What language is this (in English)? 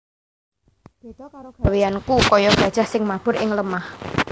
Javanese